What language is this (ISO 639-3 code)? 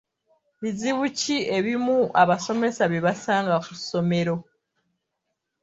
lug